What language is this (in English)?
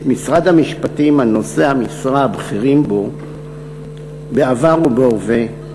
Hebrew